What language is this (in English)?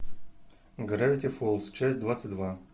Russian